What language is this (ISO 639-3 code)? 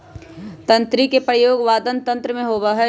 mag